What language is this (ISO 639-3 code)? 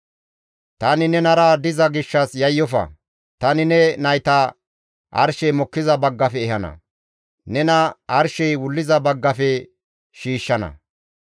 gmv